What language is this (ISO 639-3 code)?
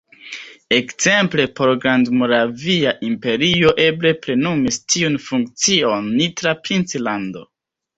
epo